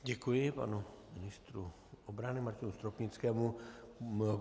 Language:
Czech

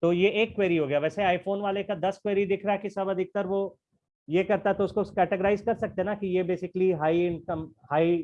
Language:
Hindi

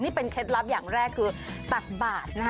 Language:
Thai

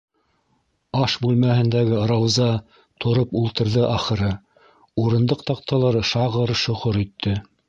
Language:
Bashkir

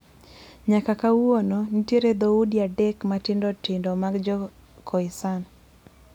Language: Luo (Kenya and Tanzania)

